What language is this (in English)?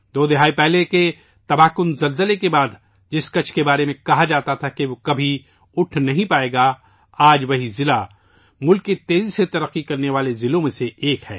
Urdu